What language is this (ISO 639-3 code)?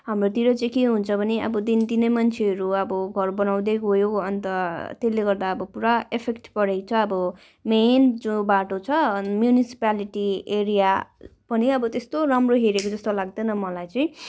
nep